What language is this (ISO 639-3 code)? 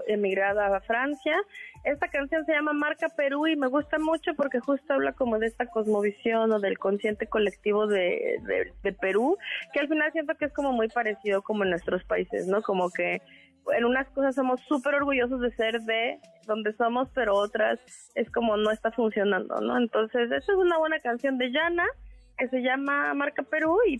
spa